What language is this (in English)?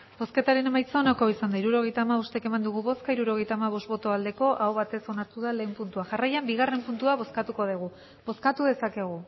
Basque